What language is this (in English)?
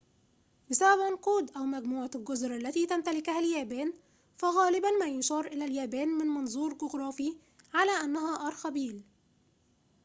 Arabic